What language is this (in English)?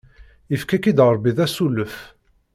Kabyle